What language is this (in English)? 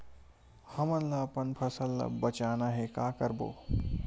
Chhattisgarhi